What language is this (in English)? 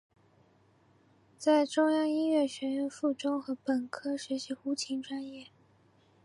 Chinese